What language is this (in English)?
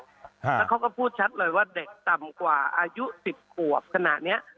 Thai